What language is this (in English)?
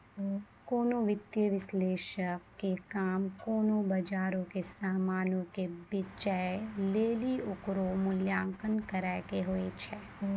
Maithili